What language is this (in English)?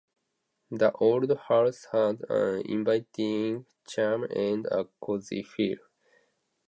Japanese